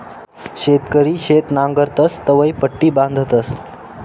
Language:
Marathi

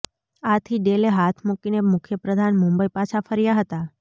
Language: Gujarati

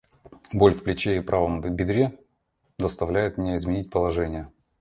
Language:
Russian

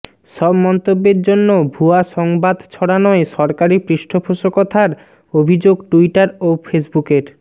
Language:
Bangla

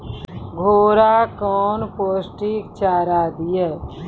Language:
Maithili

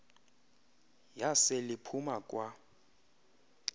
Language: Xhosa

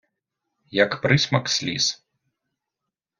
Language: Ukrainian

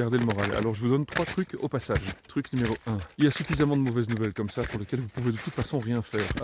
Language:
French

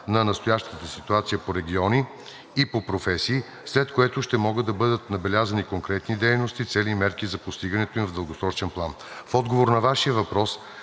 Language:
Bulgarian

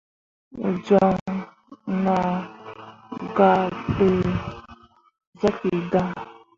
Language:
Mundang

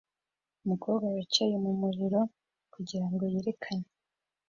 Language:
Kinyarwanda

